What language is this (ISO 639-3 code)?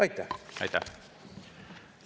est